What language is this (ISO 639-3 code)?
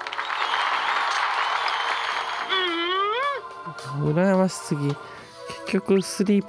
jpn